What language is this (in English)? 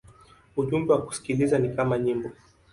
Swahili